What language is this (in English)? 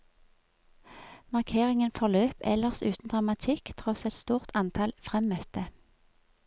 Norwegian